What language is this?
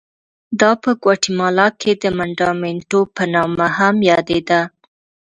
Pashto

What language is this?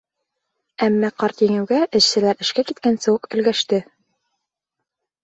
Bashkir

